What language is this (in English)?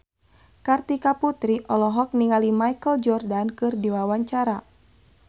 Sundanese